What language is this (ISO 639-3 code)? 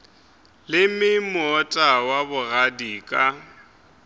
nso